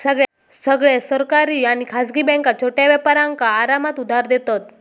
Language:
Marathi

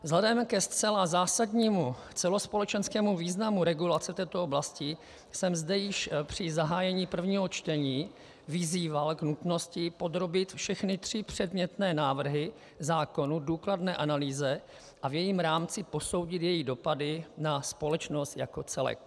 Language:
Czech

